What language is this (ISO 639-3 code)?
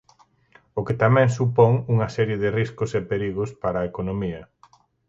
glg